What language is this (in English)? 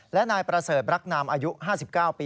Thai